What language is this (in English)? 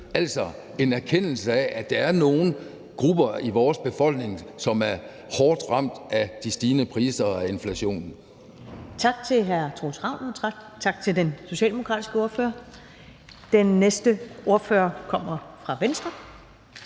Danish